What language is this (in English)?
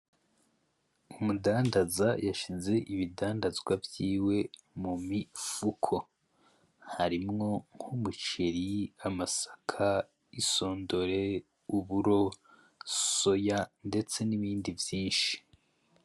Rundi